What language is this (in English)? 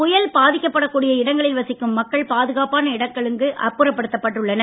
Tamil